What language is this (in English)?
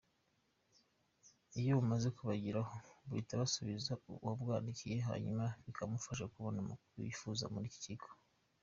Kinyarwanda